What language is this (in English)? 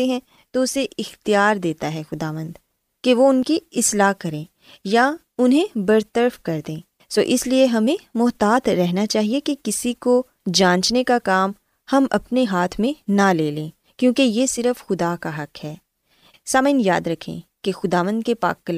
Urdu